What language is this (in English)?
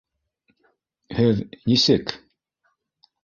Bashkir